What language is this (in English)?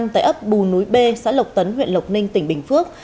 Vietnamese